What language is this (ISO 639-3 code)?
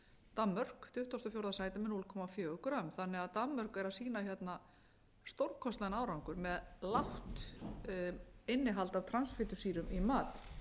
isl